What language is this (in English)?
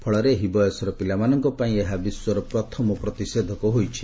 Odia